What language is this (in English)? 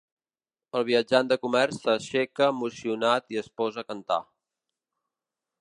Catalan